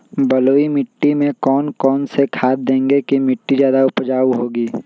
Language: Magahi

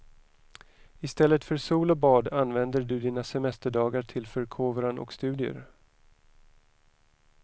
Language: Swedish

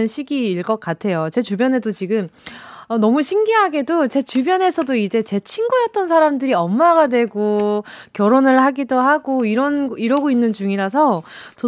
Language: Korean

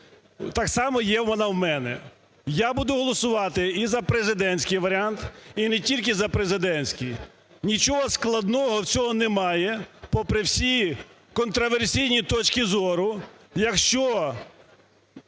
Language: Ukrainian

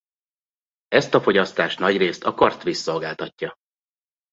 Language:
Hungarian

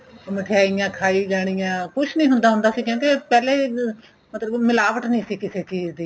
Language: Punjabi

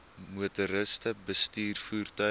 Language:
Afrikaans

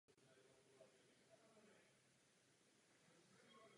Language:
Czech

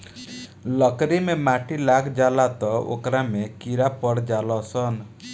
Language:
Bhojpuri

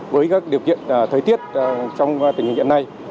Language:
Vietnamese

